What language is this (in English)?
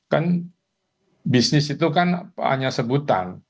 Indonesian